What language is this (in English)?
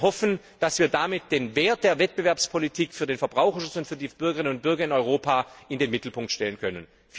German